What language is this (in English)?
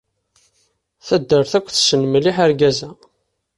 Kabyle